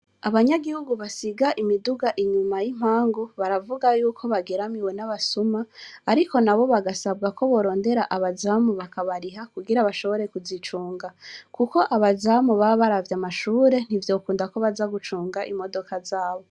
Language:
Rundi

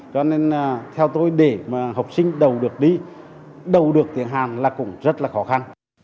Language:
Vietnamese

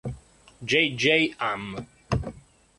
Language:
Italian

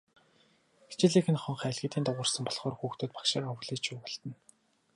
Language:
Mongolian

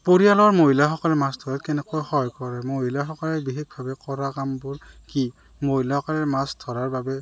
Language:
Assamese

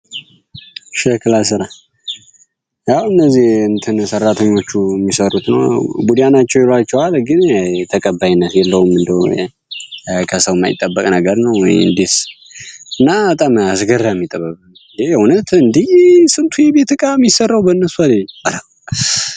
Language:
Amharic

